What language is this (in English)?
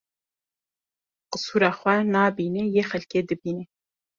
Kurdish